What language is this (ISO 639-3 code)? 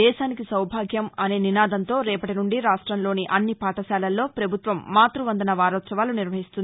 tel